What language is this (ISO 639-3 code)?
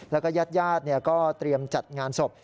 tha